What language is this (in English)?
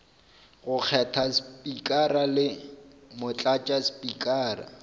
Northern Sotho